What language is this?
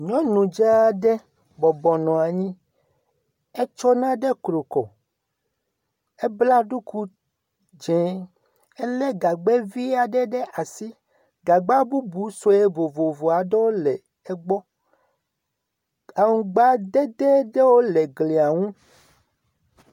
Ewe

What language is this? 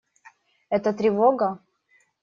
Russian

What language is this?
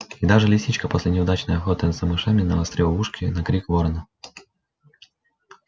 Russian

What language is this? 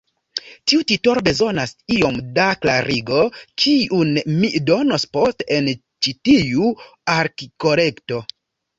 Esperanto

